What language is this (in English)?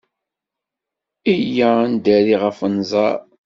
Kabyle